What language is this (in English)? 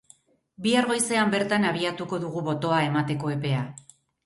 Basque